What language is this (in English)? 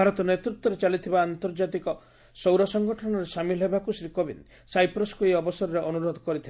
Odia